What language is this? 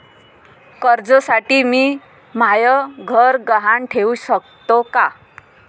Marathi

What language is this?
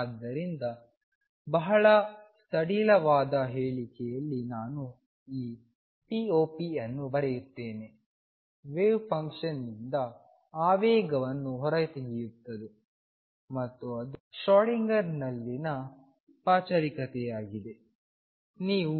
Kannada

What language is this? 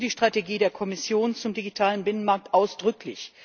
German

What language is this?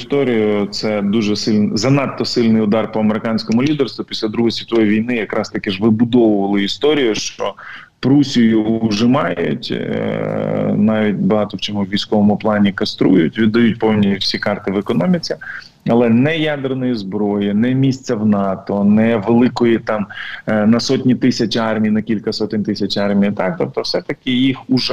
Ukrainian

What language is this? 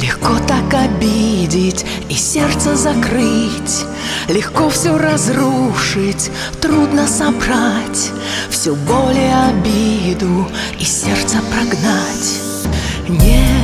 Russian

